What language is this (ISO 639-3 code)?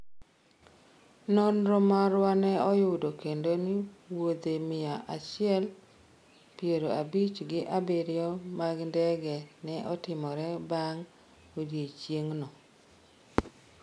luo